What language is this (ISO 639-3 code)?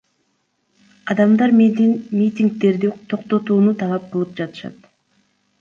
kir